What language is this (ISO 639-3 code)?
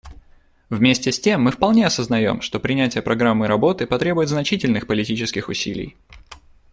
rus